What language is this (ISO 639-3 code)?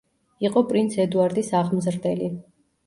kat